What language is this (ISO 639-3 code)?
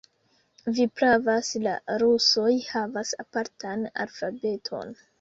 epo